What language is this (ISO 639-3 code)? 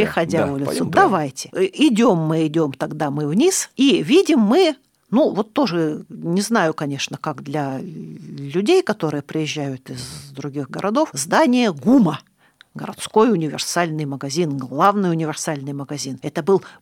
rus